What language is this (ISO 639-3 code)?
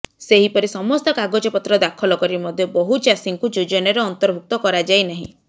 ori